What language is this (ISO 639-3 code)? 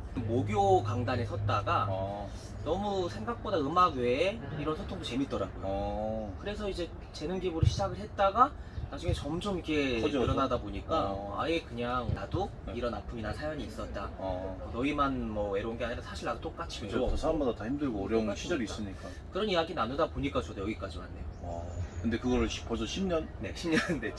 kor